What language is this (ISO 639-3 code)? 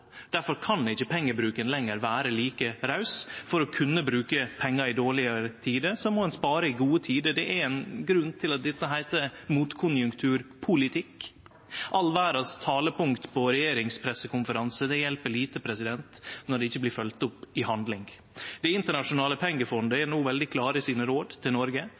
nno